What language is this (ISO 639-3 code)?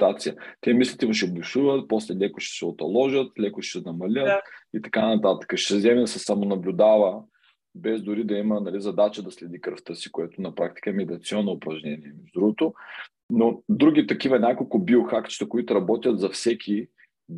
bul